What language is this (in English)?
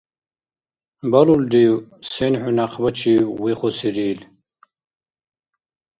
Dargwa